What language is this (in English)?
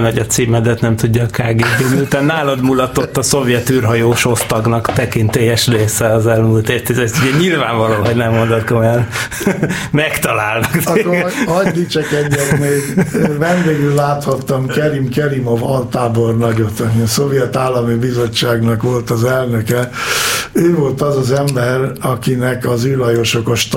Hungarian